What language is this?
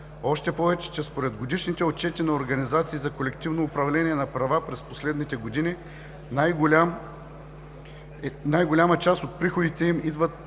Bulgarian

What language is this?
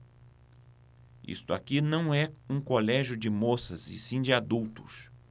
Portuguese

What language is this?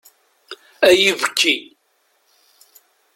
Kabyle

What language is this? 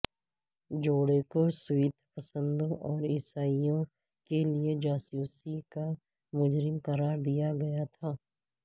Urdu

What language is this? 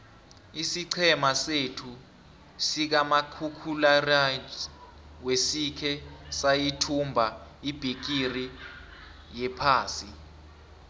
South Ndebele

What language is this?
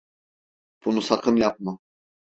Turkish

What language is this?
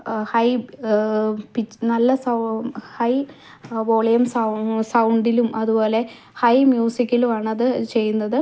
Malayalam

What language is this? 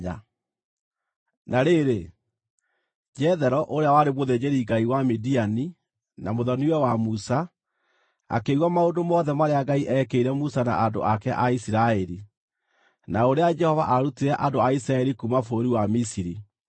Kikuyu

